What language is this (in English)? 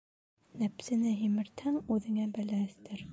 Bashkir